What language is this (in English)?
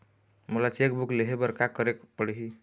Chhattisgarhi